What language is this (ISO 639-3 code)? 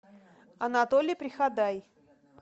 rus